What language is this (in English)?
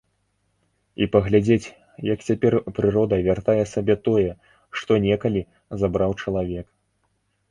Belarusian